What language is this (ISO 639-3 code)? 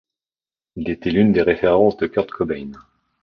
fra